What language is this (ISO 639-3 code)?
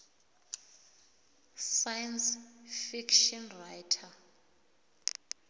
nbl